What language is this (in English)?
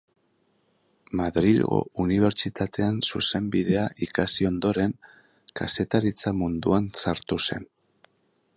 Basque